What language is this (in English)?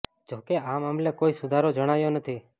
Gujarati